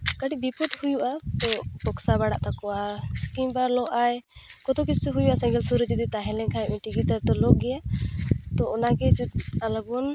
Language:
Santali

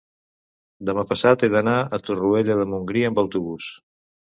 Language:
Catalan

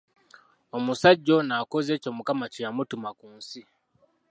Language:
Ganda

